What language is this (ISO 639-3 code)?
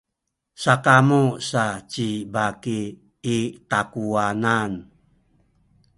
szy